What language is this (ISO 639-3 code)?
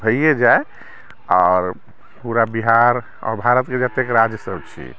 mai